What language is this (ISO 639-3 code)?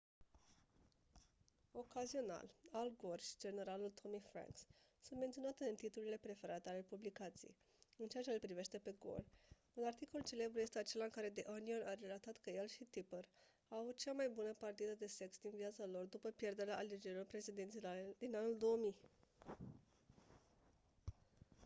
ron